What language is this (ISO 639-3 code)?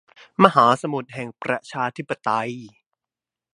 tha